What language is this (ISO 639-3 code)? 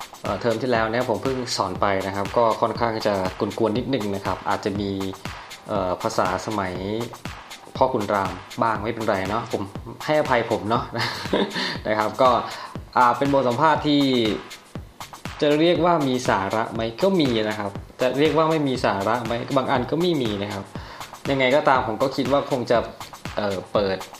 tha